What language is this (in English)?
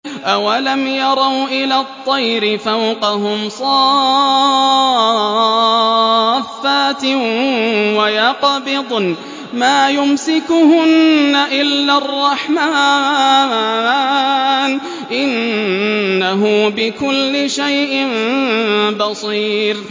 Arabic